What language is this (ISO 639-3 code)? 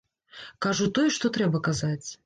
bel